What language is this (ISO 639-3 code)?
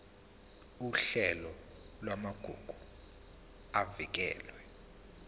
zul